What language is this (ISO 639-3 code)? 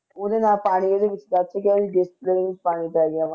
pan